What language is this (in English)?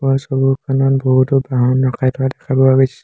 Assamese